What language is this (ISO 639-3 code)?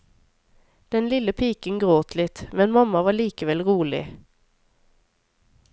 nor